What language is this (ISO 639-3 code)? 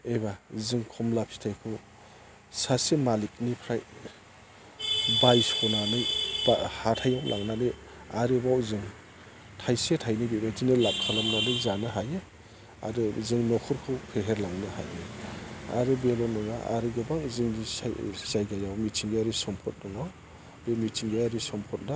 brx